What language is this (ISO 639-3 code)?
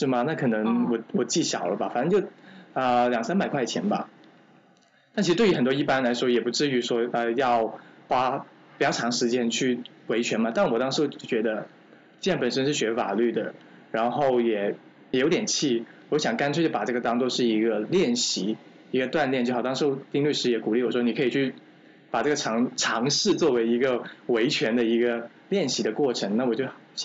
zho